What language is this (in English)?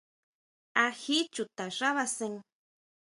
Huautla Mazatec